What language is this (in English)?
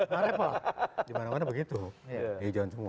Indonesian